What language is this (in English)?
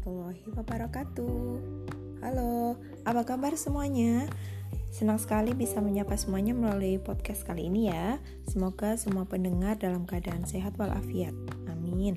Indonesian